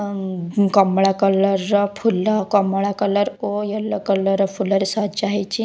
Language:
Odia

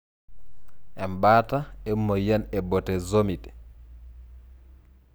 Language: Masai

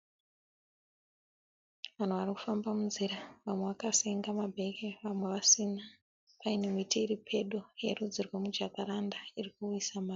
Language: Shona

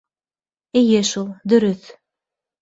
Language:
Bashkir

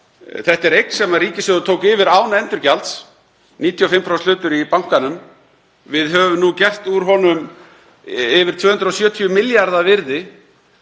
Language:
Icelandic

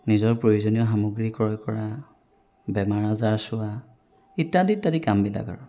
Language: Assamese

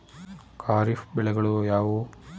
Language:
Kannada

